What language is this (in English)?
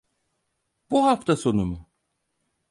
Turkish